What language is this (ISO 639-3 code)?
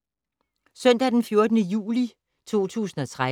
dan